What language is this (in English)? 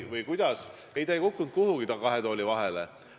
Estonian